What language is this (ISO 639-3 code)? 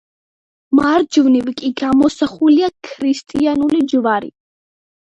kat